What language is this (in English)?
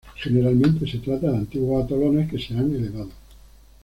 Spanish